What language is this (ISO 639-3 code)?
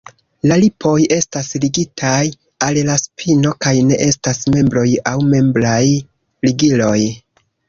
epo